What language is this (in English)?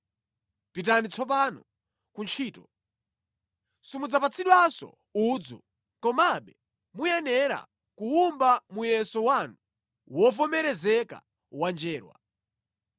Nyanja